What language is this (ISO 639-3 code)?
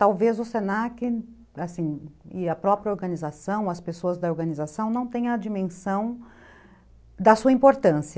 por